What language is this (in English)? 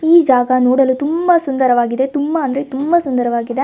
Kannada